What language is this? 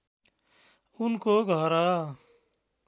Nepali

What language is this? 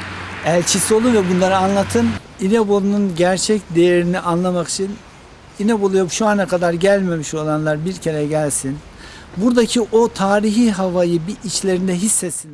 Turkish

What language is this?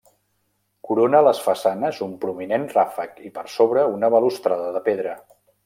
Catalan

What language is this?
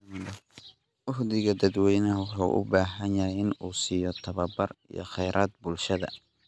Somali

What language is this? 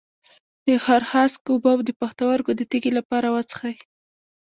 Pashto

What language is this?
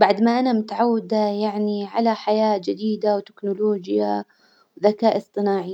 Hijazi Arabic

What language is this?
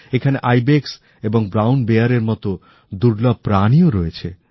Bangla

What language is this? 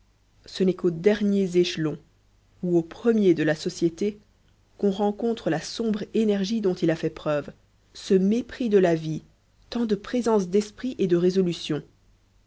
French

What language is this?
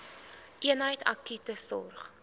Afrikaans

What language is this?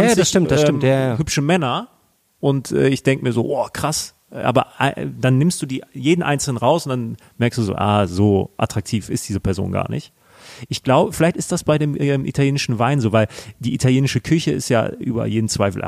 German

